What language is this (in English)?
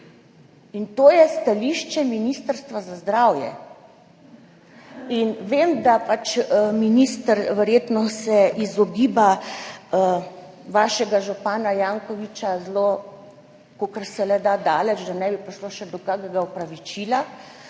Slovenian